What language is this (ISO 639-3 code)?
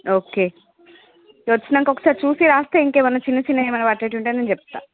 tel